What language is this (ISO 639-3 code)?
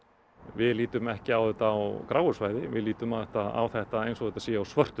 isl